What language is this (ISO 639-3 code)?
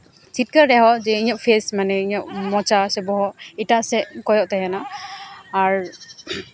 sat